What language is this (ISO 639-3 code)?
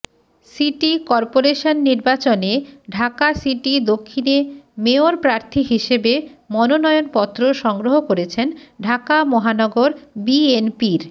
ben